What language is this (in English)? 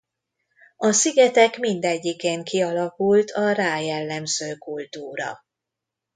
Hungarian